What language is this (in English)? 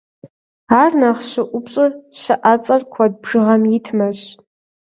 Kabardian